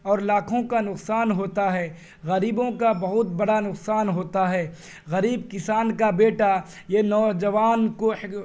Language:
Urdu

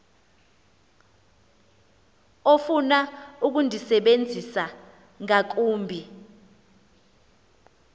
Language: Xhosa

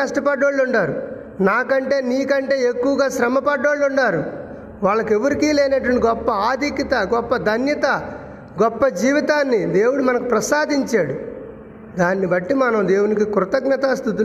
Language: Telugu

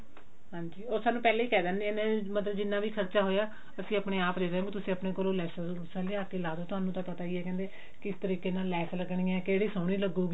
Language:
Punjabi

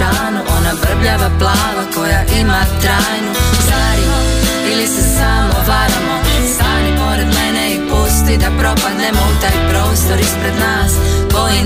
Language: Croatian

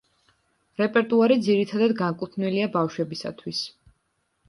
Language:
Georgian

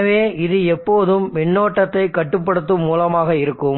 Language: Tamil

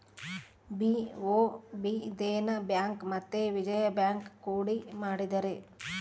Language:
Kannada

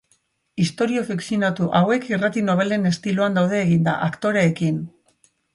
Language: Basque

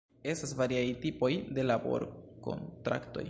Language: Esperanto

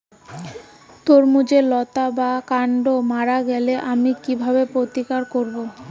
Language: Bangla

